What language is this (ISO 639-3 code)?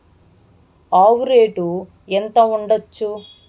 tel